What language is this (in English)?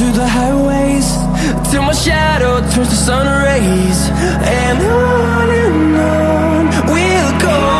English